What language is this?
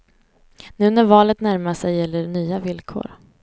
Swedish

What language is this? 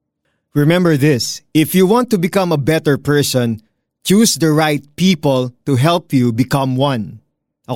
Filipino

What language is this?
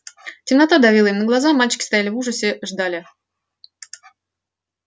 Russian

